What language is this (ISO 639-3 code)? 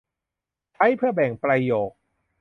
tha